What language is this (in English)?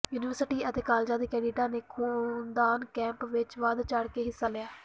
Punjabi